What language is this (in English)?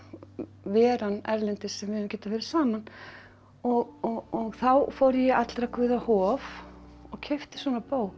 Icelandic